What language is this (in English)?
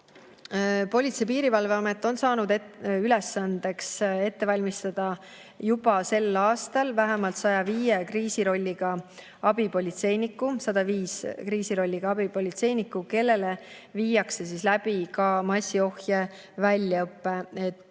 Estonian